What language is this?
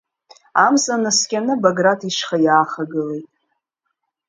Abkhazian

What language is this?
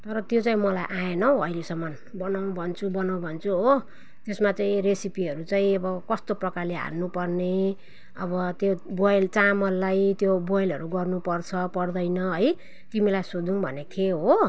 Nepali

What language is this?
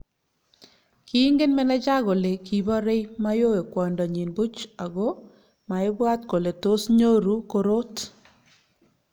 Kalenjin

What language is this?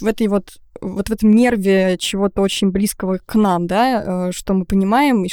Russian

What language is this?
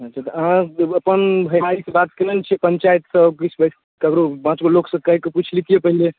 Maithili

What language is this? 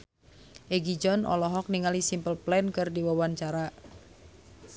Sundanese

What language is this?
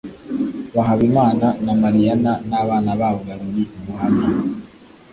Kinyarwanda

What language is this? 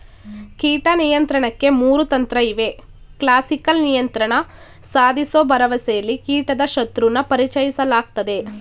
Kannada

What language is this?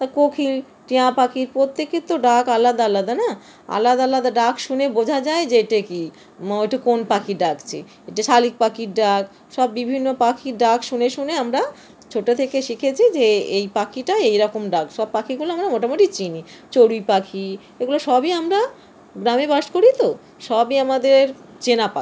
Bangla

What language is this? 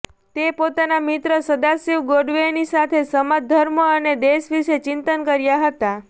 Gujarati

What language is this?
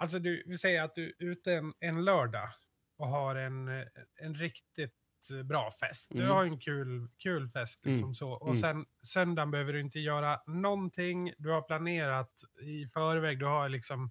Swedish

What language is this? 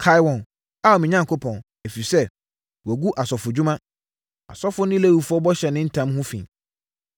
Akan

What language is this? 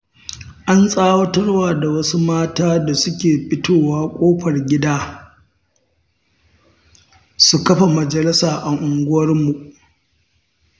Hausa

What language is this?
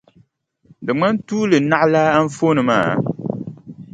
Dagbani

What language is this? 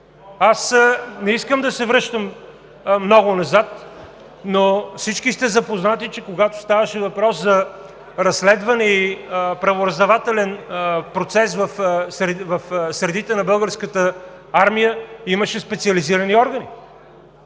Bulgarian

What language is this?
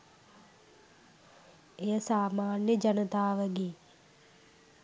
Sinhala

